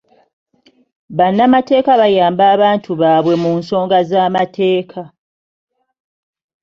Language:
Ganda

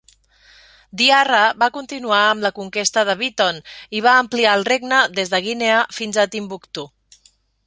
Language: Catalan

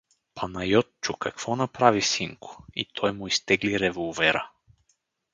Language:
Bulgarian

